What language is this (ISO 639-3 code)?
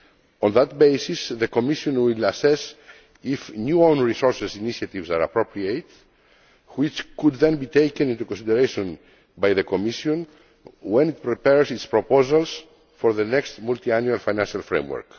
eng